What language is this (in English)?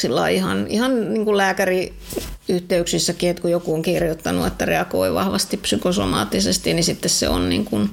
Finnish